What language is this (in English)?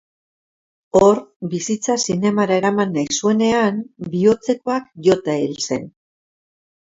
Basque